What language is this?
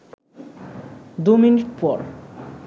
Bangla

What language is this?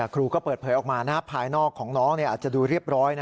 Thai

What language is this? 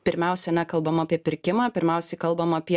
Lithuanian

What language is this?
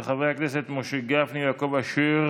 Hebrew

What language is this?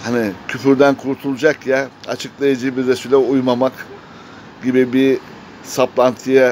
Turkish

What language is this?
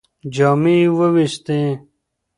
Pashto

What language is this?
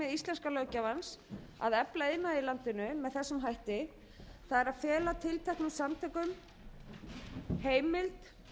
Icelandic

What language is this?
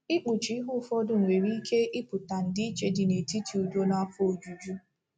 Igbo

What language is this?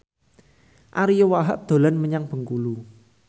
Javanese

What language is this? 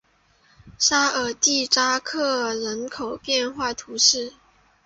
Chinese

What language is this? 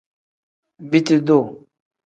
Tem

